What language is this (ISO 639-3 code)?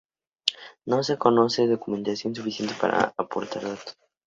spa